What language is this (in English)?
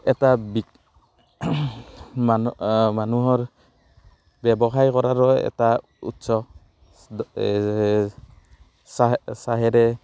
Assamese